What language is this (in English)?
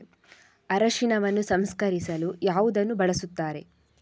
Kannada